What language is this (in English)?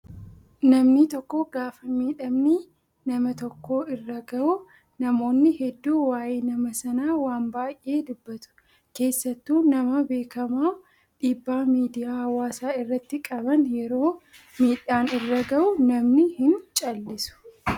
Oromo